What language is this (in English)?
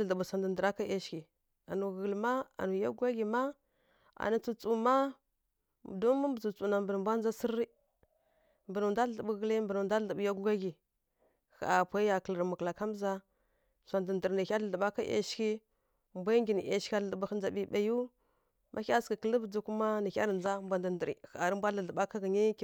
Kirya-Konzəl